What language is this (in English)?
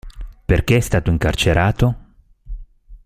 Italian